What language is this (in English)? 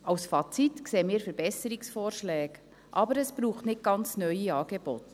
Swiss German